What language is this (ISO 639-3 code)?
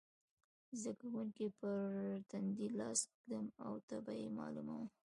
pus